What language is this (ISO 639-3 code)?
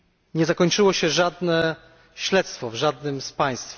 pol